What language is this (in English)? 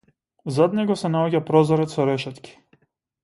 Macedonian